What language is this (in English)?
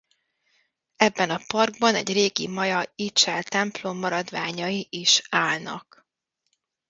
Hungarian